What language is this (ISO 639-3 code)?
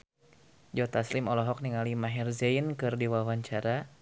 sun